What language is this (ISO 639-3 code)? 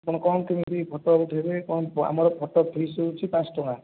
ori